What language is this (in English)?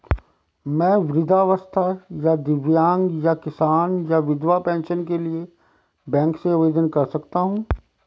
Hindi